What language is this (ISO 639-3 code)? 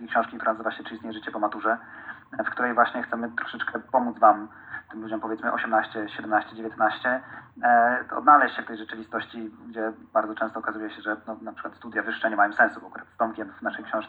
pol